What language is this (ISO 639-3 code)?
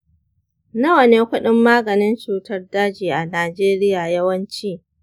hau